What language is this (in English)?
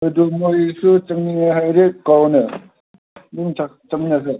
Manipuri